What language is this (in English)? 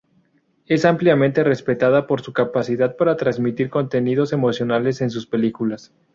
Spanish